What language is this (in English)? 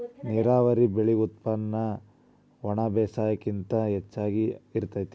Kannada